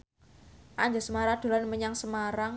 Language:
Javanese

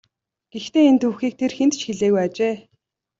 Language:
Mongolian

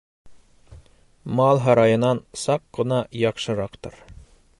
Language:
Bashkir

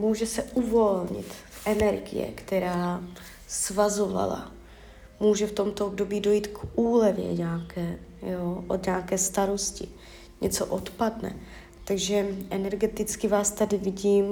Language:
Czech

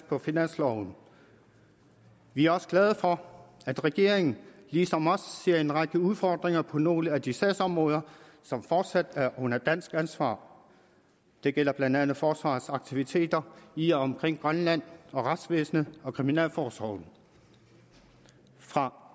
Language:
Danish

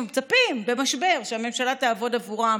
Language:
Hebrew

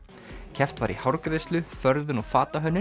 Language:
Icelandic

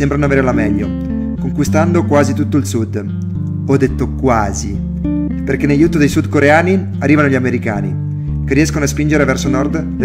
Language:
Italian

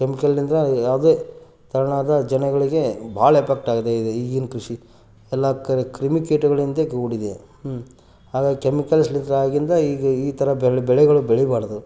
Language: Kannada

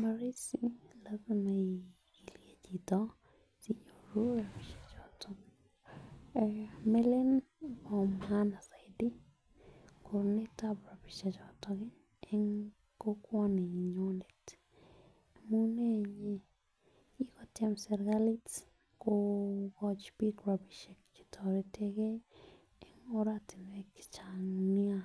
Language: Kalenjin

